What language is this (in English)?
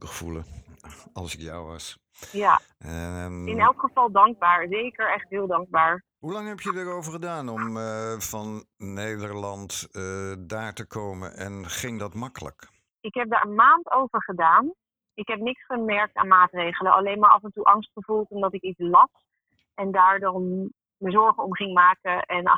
Dutch